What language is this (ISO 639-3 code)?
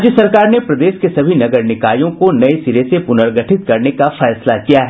hin